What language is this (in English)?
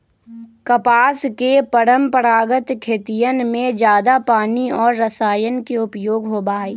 Magahi